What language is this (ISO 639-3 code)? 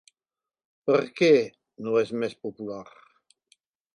cat